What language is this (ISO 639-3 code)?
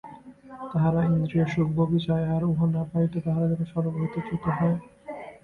ben